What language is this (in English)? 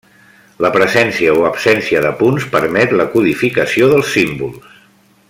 Catalan